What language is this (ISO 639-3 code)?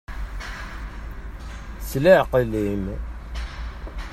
kab